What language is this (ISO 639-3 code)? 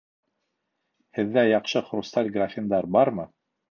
bak